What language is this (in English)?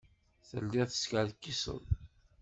Kabyle